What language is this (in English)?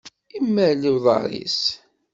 Kabyle